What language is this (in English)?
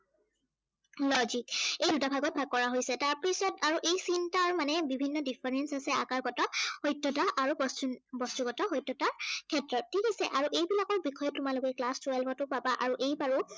Assamese